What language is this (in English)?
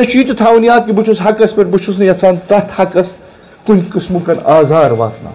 Romanian